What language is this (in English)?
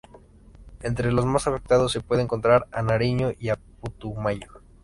Spanish